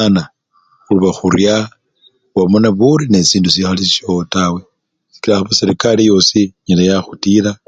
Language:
Luyia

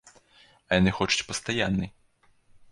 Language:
Belarusian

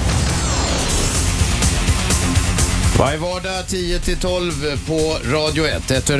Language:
Swedish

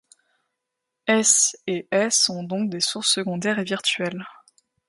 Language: French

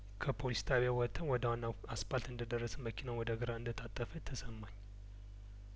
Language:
Amharic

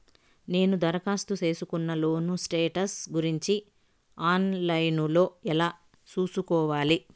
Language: Telugu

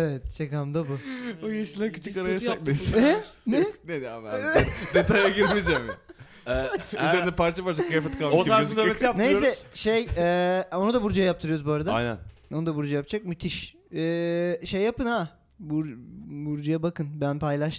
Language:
Turkish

